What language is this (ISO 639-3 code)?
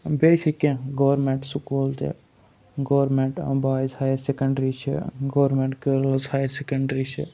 kas